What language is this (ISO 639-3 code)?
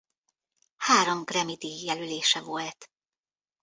hun